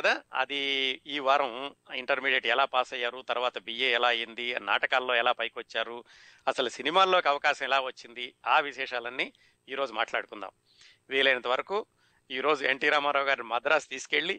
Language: Telugu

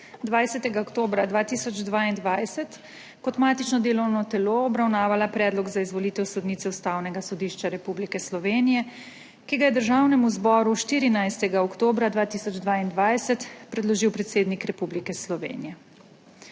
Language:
Slovenian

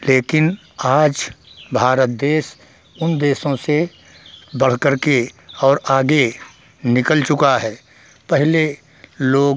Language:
Hindi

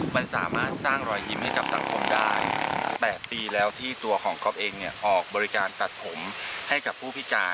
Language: Thai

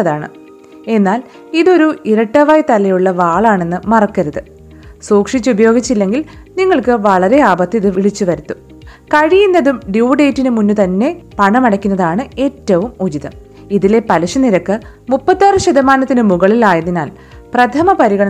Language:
Malayalam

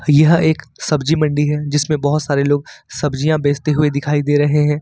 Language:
Hindi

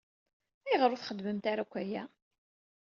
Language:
Kabyle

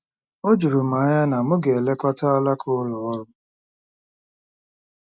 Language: Igbo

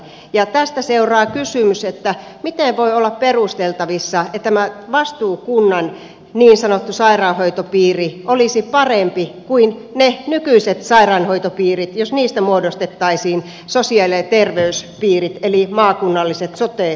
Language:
Finnish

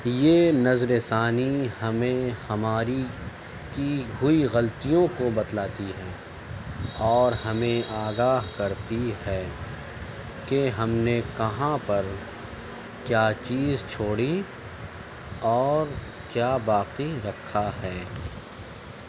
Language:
Urdu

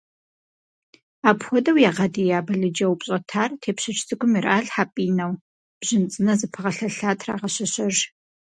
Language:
Kabardian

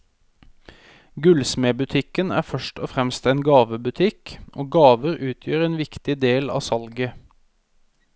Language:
Norwegian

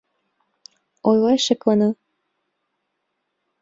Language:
Mari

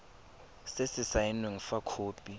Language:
Tswana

